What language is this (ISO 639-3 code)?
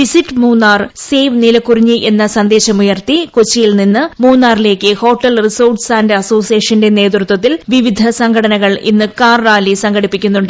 mal